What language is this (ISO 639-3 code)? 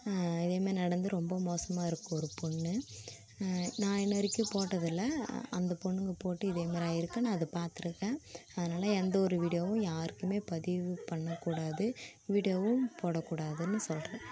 tam